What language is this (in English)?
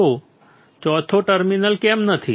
Gujarati